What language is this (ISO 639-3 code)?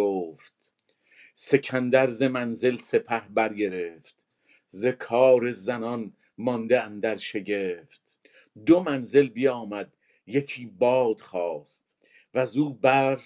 fas